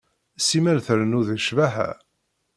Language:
Kabyle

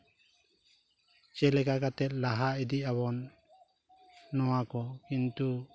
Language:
Santali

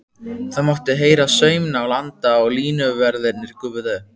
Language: Icelandic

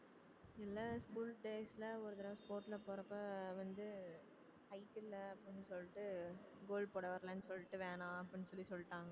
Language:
Tamil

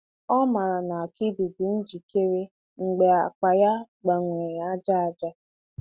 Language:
Igbo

